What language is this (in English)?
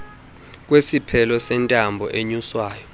Xhosa